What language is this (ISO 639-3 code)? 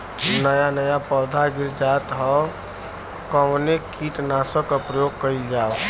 bho